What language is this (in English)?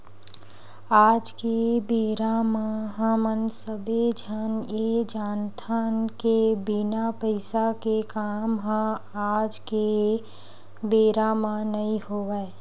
Chhattisgarhi